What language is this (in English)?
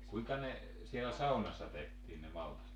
Finnish